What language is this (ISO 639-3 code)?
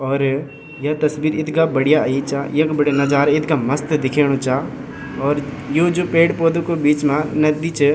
gbm